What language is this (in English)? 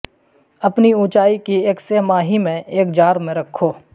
Urdu